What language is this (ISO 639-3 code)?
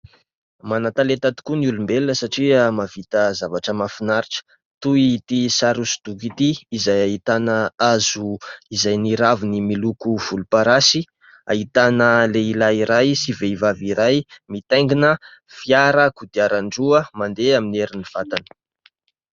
mlg